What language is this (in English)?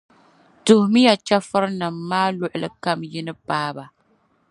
Dagbani